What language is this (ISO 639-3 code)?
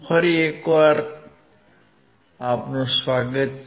guj